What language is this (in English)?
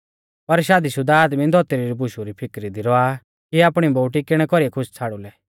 Mahasu Pahari